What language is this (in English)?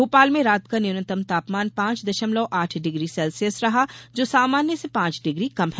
Hindi